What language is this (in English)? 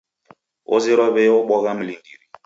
Taita